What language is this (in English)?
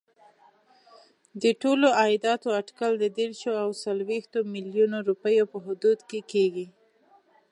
Pashto